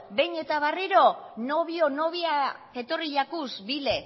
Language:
Basque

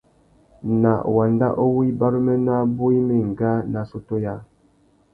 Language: Tuki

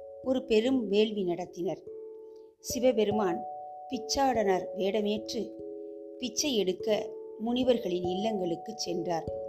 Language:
Tamil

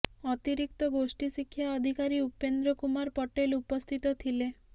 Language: Odia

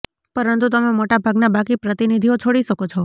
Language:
Gujarati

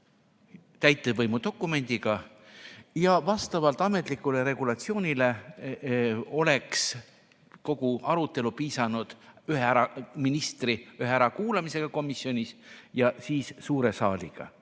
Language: Estonian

